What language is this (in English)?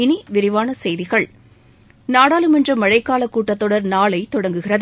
Tamil